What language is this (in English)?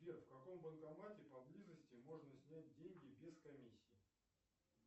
Russian